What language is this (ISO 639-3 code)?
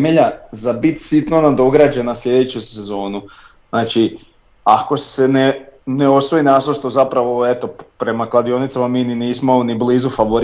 hrv